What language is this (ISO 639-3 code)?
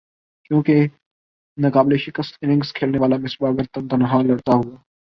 urd